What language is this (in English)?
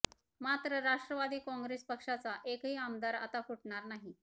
Marathi